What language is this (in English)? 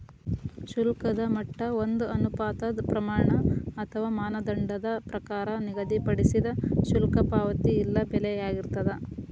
Kannada